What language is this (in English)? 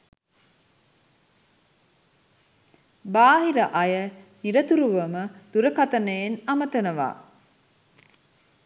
Sinhala